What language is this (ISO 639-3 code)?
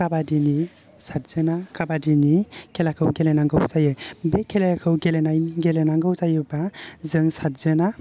brx